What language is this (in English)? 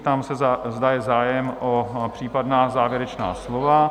Czech